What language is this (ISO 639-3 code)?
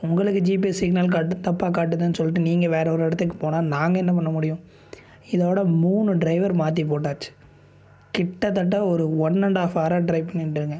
tam